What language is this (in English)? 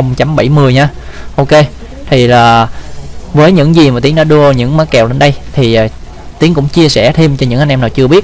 Vietnamese